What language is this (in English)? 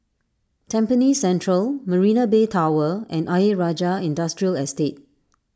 English